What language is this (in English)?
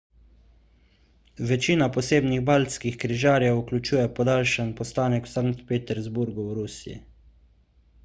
Slovenian